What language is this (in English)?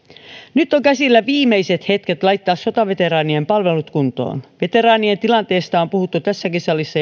Finnish